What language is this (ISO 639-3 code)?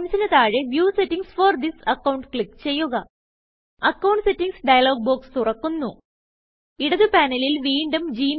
mal